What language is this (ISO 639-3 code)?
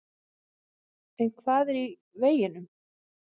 isl